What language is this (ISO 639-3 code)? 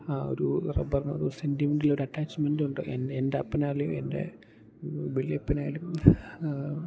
mal